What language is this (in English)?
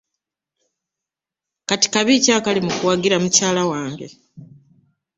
Ganda